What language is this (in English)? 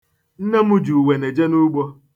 Igbo